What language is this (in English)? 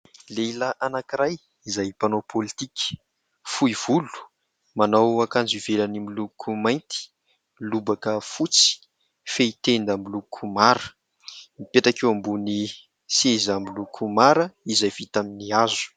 Malagasy